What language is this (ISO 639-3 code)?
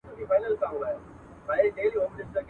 pus